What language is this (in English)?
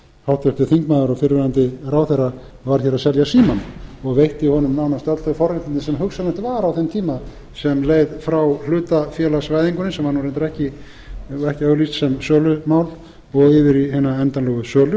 Icelandic